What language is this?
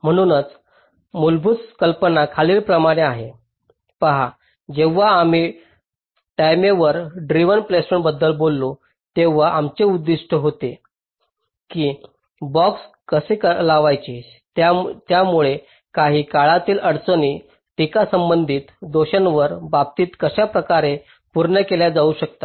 Marathi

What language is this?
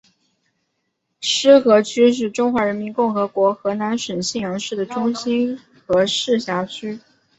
Chinese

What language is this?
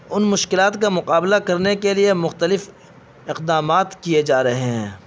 Urdu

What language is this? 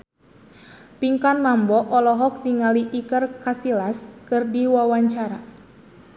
Sundanese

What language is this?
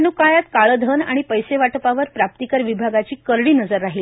Marathi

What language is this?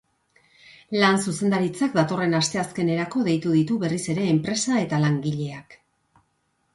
Basque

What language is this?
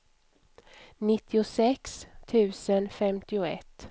Swedish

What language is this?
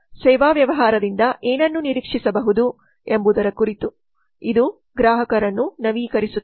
Kannada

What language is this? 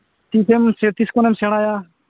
Santali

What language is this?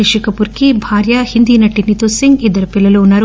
Telugu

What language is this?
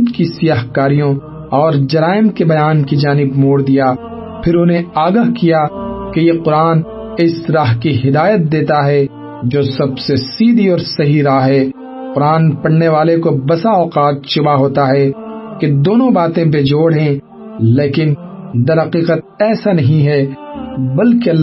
Urdu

